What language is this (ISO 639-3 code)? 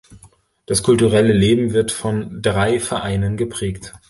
deu